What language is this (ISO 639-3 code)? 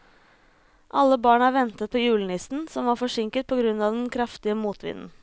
nor